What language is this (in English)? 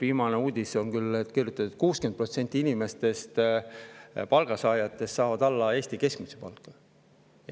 Estonian